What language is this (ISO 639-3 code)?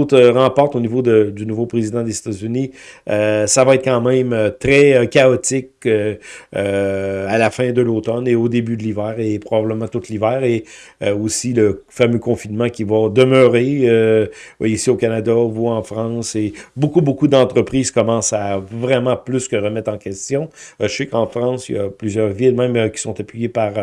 fra